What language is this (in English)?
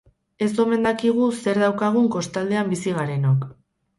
Basque